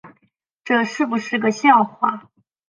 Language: Chinese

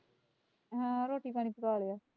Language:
Punjabi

